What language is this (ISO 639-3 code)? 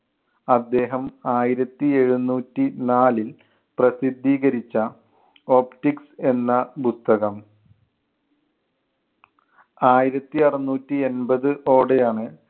mal